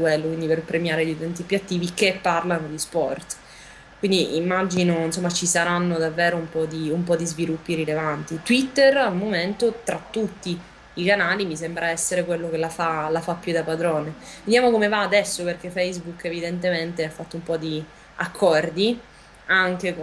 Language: Italian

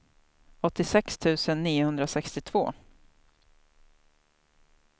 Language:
Swedish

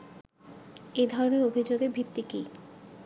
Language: Bangla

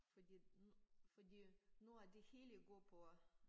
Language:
Danish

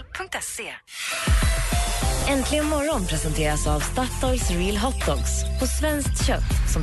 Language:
Swedish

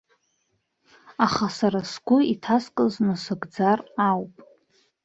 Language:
Abkhazian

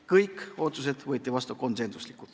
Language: Estonian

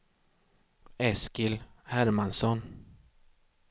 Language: Swedish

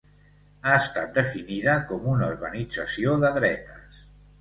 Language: Catalan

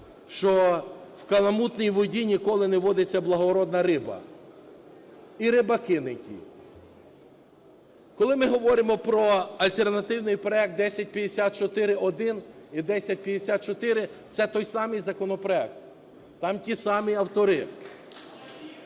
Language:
Ukrainian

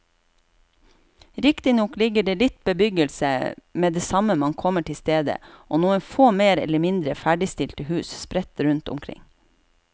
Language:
Norwegian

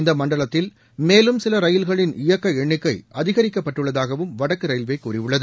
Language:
Tamil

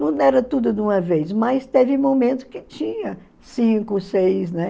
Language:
Portuguese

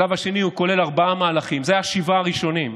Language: Hebrew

